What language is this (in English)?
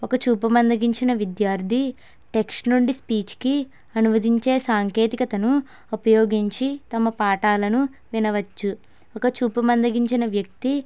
Telugu